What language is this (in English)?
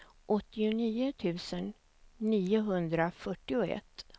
Swedish